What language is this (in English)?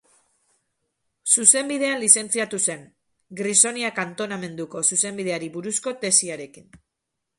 Basque